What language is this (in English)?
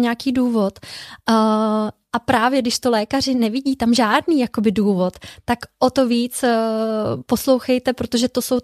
Czech